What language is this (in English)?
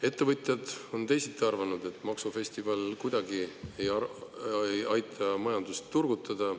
Estonian